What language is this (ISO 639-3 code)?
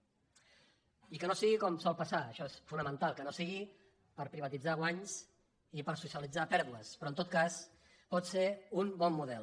cat